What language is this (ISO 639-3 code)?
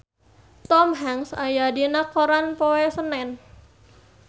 sun